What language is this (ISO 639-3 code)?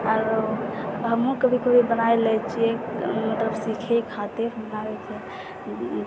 mai